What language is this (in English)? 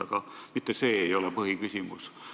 Estonian